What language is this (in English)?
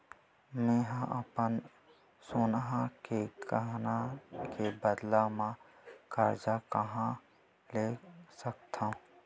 Chhattisgarhi